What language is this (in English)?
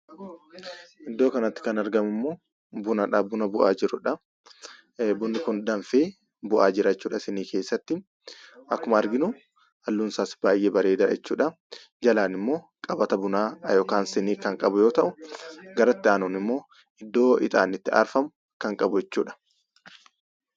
Oromo